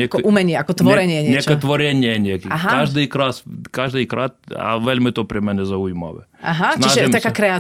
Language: Slovak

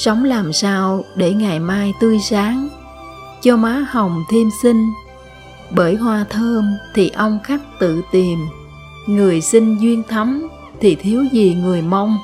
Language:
Vietnamese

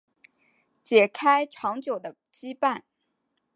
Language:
Chinese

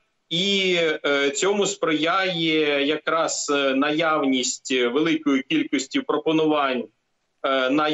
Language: Ukrainian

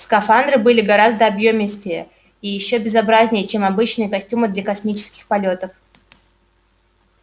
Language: Russian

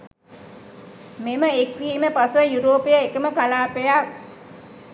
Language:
Sinhala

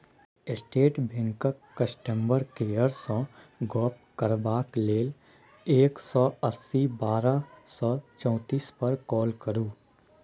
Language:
Maithili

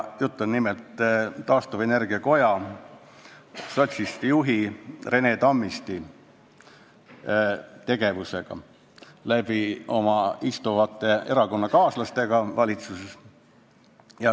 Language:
Estonian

